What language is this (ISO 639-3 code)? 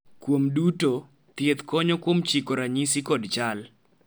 luo